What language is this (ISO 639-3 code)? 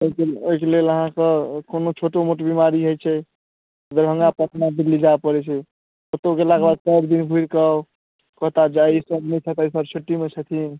mai